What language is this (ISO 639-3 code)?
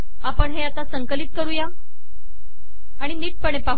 mar